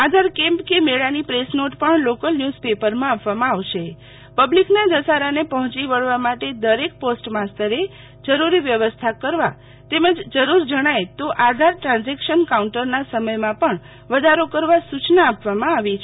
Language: Gujarati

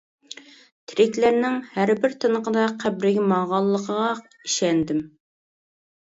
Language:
Uyghur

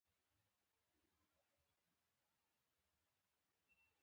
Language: Pashto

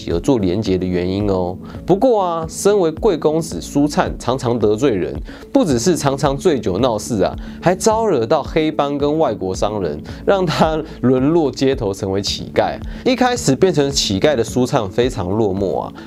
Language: Chinese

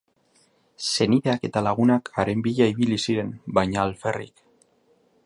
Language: Basque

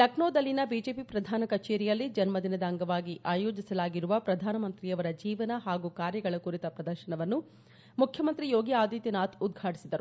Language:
Kannada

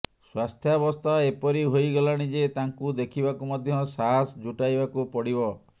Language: Odia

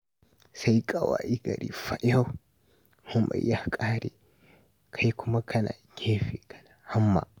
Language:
Hausa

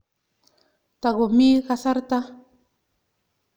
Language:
Kalenjin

